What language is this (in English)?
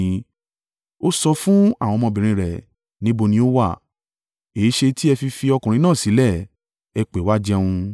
Yoruba